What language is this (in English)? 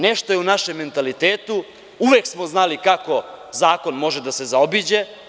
Serbian